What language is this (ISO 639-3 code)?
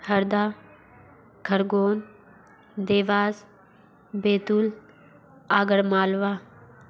hin